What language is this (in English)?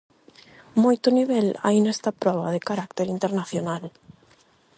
Galician